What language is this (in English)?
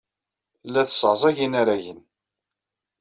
Kabyle